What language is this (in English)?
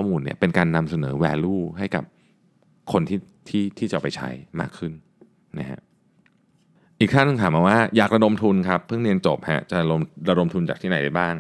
Thai